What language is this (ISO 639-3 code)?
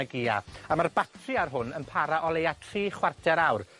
cym